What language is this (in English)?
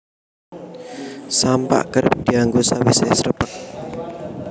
Javanese